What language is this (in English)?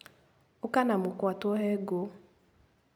Kikuyu